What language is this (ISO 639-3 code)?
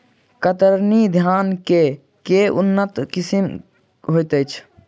mai